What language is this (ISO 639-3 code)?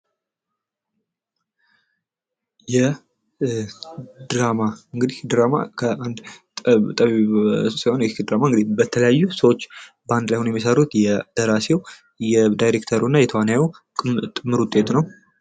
amh